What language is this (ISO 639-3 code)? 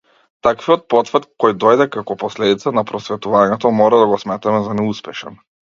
mkd